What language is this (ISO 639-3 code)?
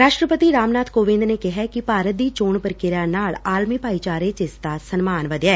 pan